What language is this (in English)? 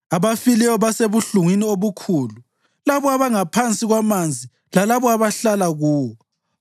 North Ndebele